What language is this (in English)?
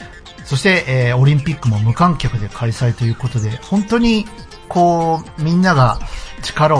Japanese